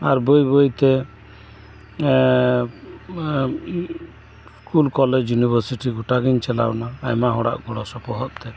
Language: Santali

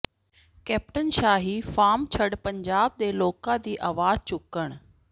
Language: Punjabi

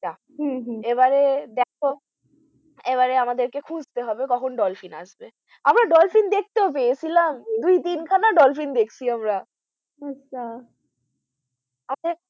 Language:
Bangla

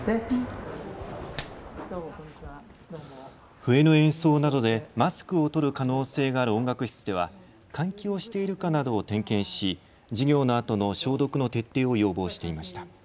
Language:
Japanese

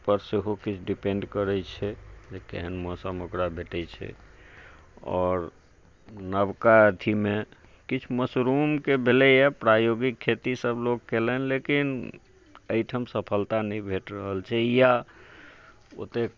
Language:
Maithili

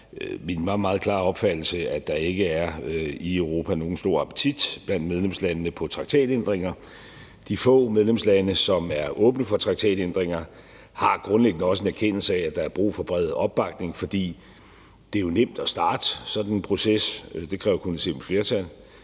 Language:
Danish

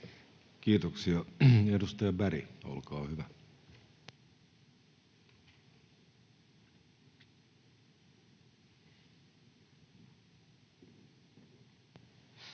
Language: Finnish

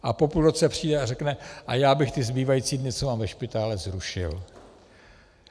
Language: Czech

